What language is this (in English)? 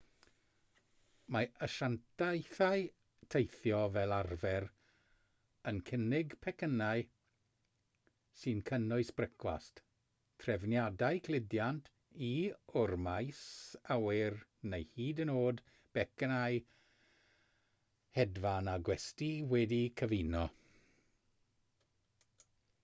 Welsh